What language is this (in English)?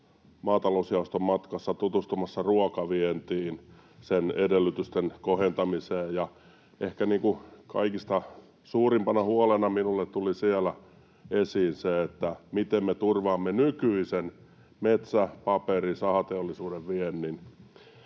Finnish